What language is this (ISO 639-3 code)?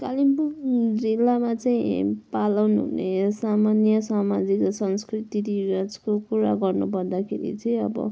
nep